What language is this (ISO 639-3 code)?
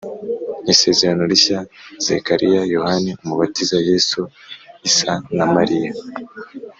kin